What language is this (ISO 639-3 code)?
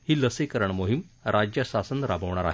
mar